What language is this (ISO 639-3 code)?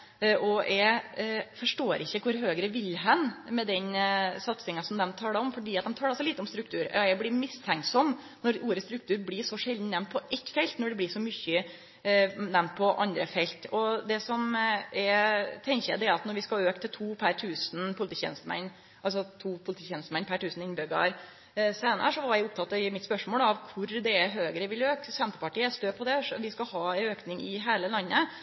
nno